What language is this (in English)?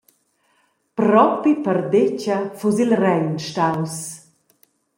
Romansh